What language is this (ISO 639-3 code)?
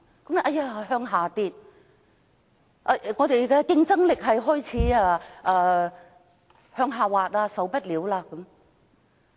yue